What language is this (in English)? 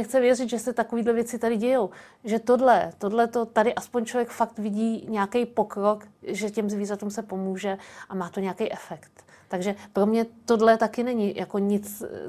Czech